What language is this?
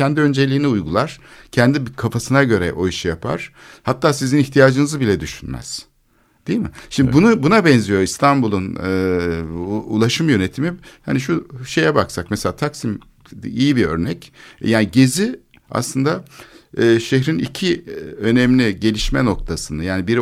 Turkish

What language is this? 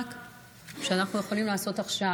Hebrew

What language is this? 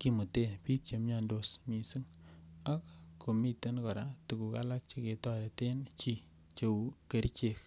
Kalenjin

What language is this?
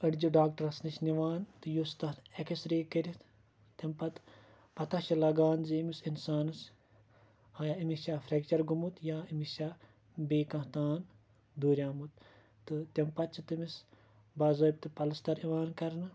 Kashmiri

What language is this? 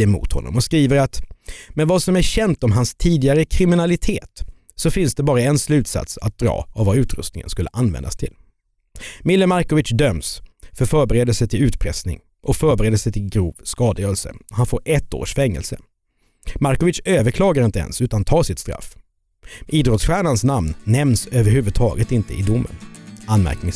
Swedish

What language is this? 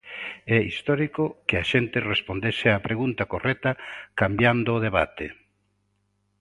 Galician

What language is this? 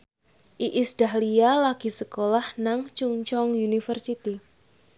Javanese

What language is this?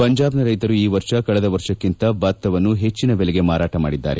Kannada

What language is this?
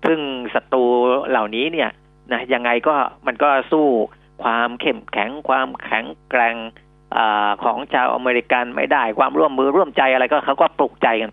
Thai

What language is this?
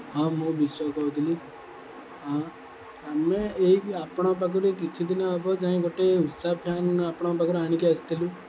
Odia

